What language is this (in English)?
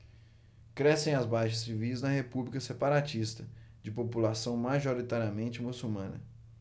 Portuguese